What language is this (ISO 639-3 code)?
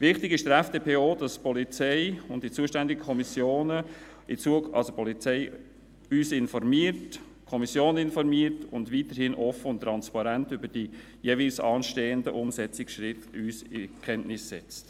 gsw